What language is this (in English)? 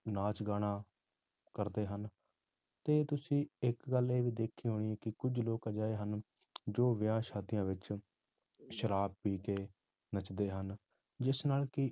Punjabi